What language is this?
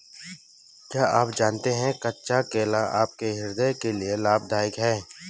Hindi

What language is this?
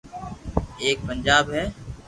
Loarki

